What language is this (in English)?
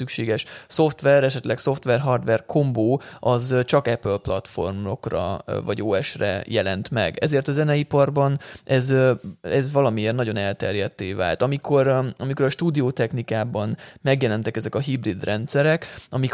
Hungarian